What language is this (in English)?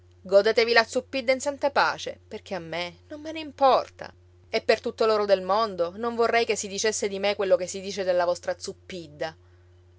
Italian